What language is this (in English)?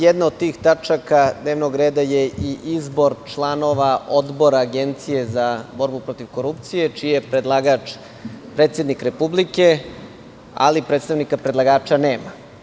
Serbian